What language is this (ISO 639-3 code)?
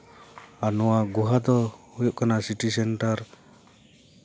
sat